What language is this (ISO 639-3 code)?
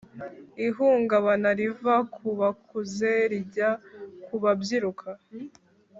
kin